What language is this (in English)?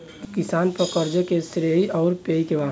Bhojpuri